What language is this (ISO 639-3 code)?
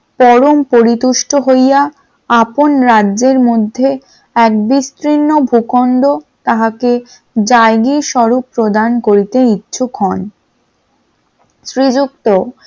ben